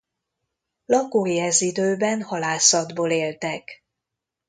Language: Hungarian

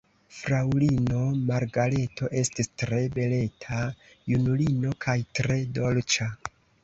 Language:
Esperanto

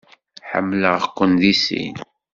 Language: Kabyle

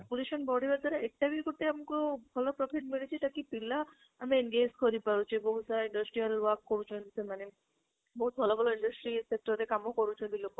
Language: Odia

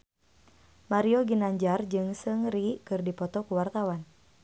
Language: Sundanese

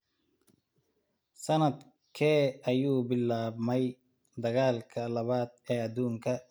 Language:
Somali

